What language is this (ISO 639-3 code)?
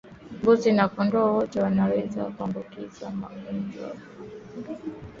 swa